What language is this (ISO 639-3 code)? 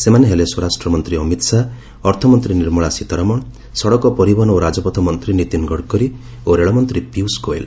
ori